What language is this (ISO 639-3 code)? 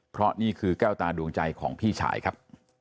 tha